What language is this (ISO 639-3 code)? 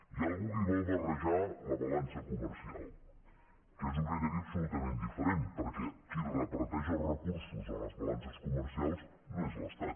cat